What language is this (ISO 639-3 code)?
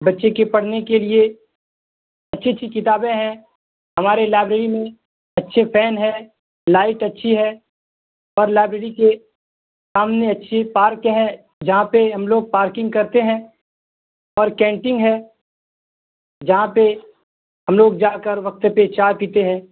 urd